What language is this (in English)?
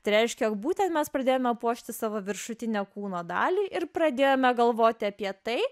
Lithuanian